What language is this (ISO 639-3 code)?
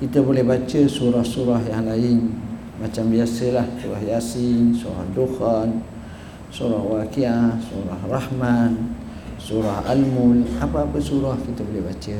msa